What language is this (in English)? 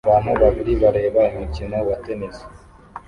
Kinyarwanda